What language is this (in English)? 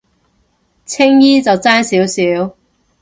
Cantonese